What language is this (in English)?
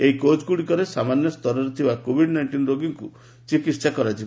Odia